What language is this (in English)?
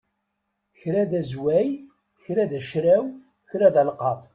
Kabyle